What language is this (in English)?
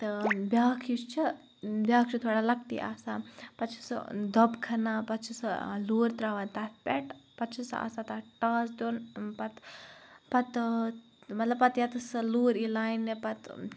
Kashmiri